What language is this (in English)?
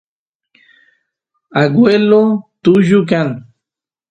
Santiago del Estero Quichua